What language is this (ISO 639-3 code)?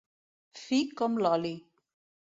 cat